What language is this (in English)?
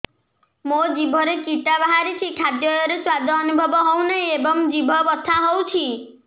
Odia